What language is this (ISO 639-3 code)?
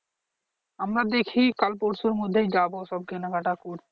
ben